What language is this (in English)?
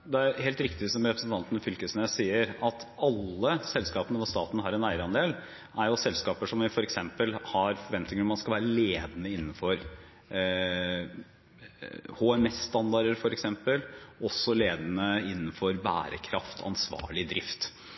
Norwegian